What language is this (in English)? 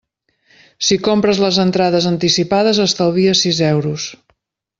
Catalan